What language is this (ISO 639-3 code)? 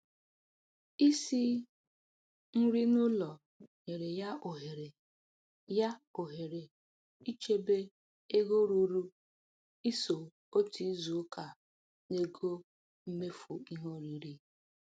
ibo